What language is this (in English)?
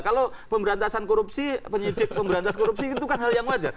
Indonesian